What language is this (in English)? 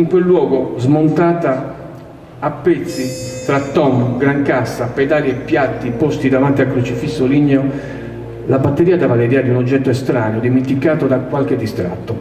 Italian